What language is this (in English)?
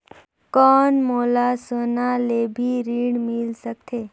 Chhattisgarhi